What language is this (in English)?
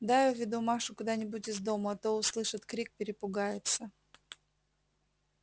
Russian